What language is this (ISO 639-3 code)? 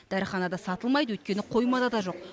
kaz